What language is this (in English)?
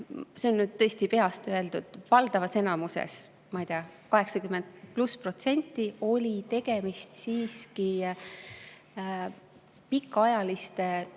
Estonian